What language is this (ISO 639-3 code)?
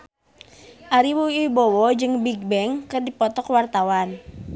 sun